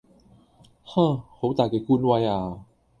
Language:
Cantonese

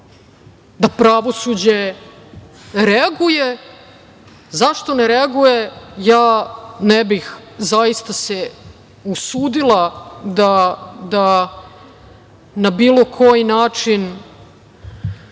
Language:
Serbian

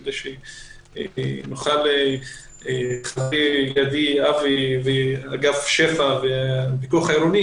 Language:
Hebrew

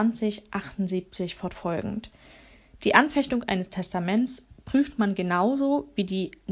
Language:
German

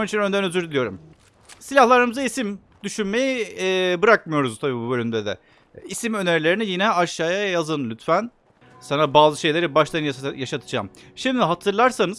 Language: Turkish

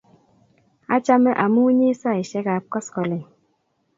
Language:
Kalenjin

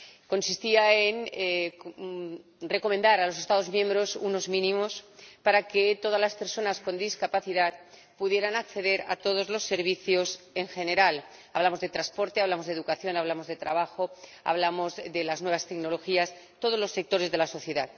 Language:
Spanish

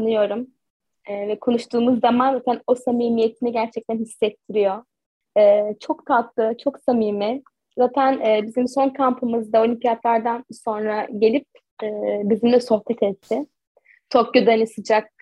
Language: Turkish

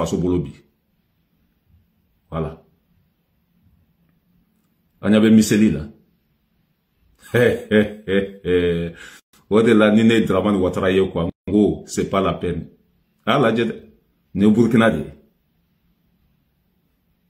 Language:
French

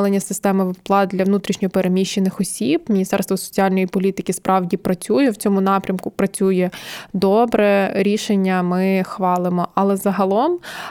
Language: Ukrainian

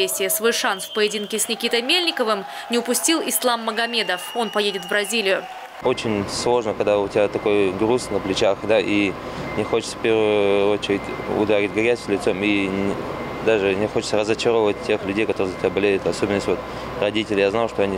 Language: Russian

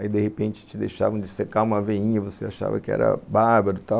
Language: Portuguese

